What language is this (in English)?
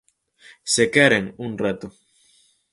Galician